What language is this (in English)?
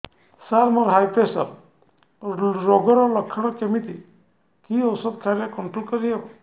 Odia